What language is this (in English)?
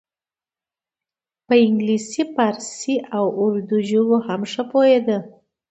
Pashto